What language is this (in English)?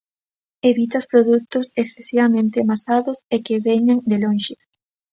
Galician